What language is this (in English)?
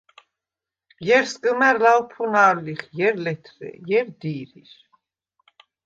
Svan